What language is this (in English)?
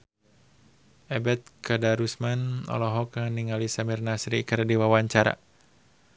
Sundanese